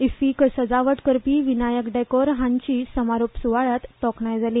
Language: Konkani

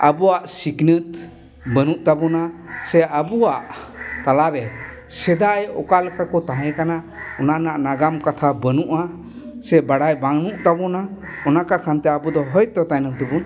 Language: Santali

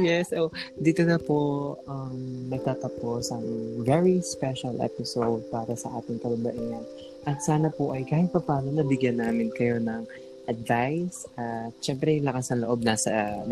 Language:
Filipino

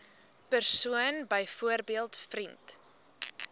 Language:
Afrikaans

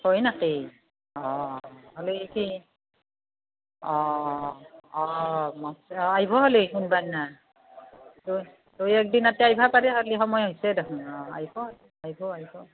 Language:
Assamese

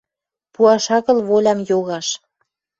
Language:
Western Mari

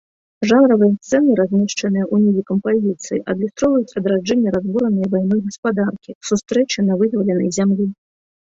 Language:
Belarusian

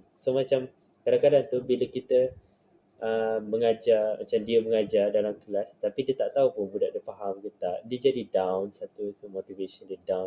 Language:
Malay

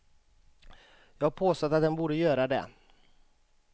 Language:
Swedish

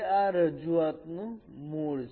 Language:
Gujarati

